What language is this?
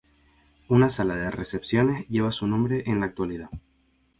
Spanish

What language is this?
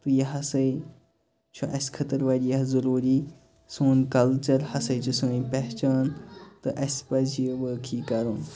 Kashmiri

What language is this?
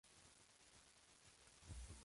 Spanish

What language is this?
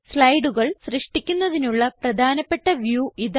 Malayalam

